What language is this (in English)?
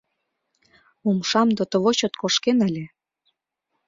Mari